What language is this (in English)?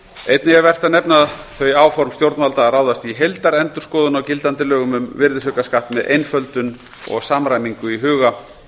Icelandic